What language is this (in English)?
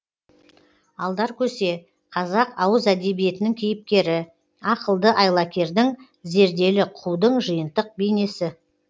Kazakh